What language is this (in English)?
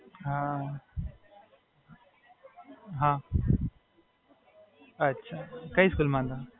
Gujarati